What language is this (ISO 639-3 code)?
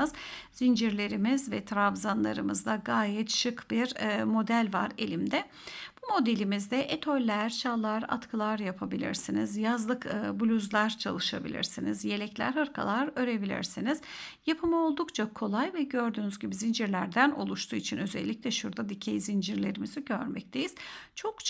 tur